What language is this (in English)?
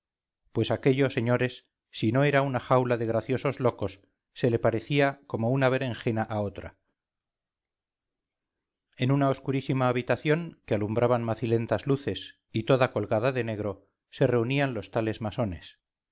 Spanish